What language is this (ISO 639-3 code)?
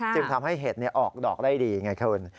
tha